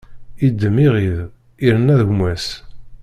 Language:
Kabyle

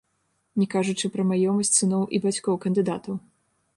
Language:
Belarusian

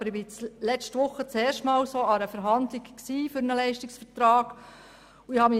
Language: Swiss German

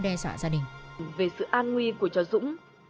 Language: Vietnamese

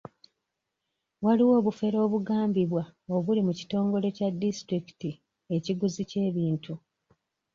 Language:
Ganda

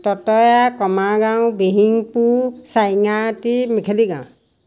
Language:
Assamese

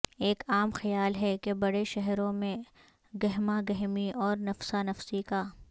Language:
Urdu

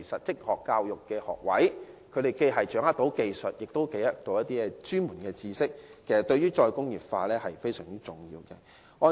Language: Cantonese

